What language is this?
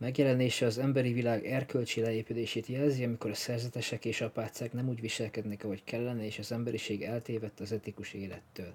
Hungarian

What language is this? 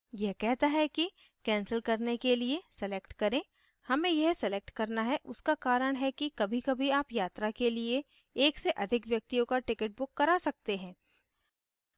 Hindi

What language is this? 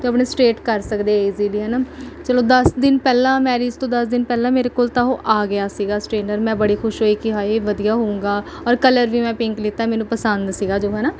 Punjabi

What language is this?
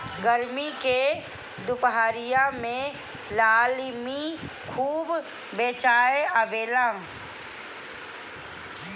Bhojpuri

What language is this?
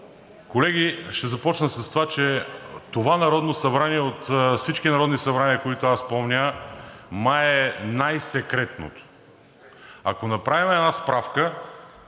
Bulgarian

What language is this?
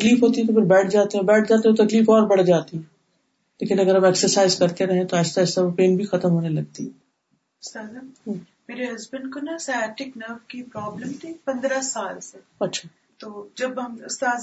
Urdu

